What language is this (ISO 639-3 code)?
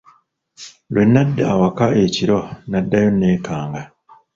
lug